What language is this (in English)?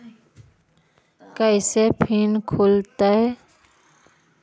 Magahi